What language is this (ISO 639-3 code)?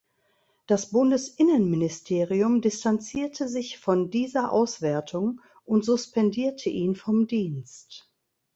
deu